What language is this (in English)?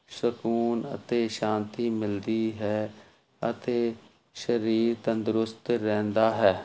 Punjabi